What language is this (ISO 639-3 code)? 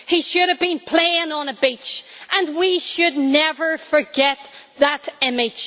eng